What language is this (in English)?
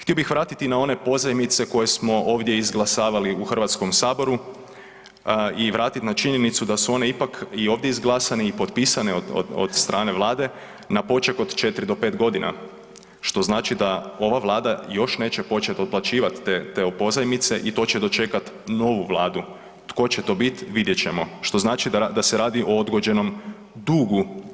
Croatian